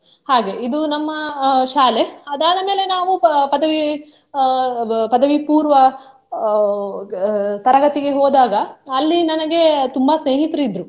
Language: Kannada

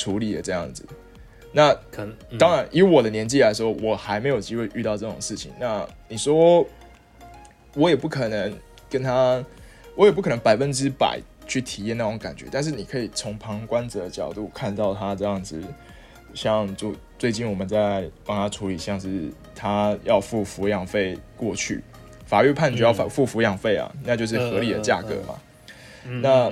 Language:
Chinese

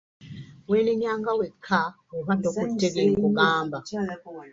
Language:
Ganda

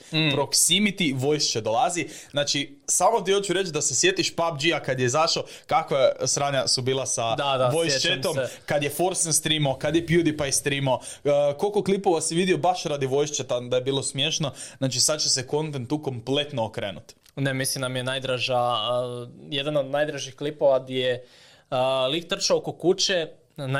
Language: Croatian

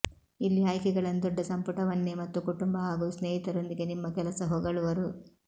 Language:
Kannada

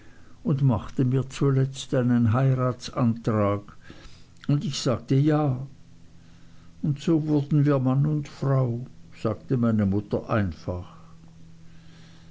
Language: German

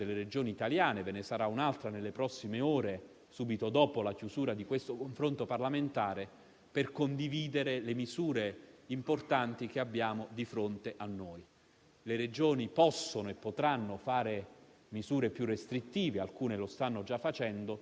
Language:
Italian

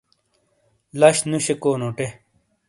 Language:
Shina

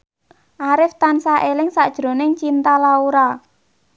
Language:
Javanese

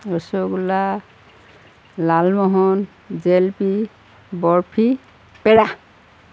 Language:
Assamese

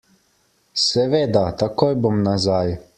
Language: Slovenian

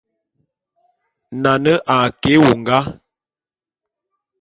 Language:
Bulu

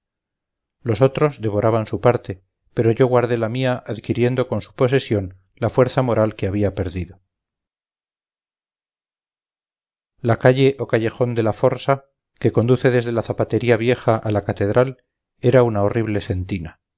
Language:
Spanish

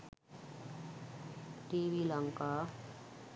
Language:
Sinhala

